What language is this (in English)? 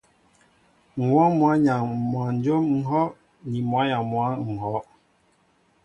Mbo (Cameroon)